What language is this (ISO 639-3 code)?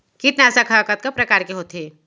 hne